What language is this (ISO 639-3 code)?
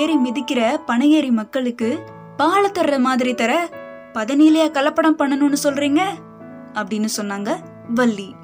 tam